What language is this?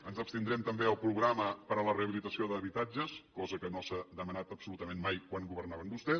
Catalan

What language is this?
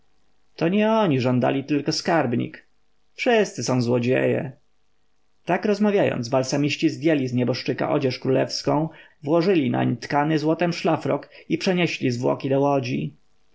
Polish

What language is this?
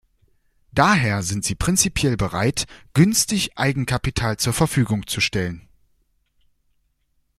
German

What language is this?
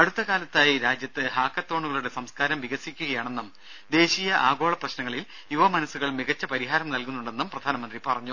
Malayalam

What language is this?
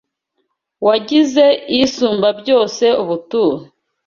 Kinyarwanda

